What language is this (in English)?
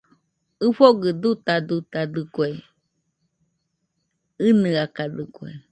Nüpode Huitoto